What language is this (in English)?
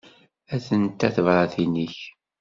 Kabyle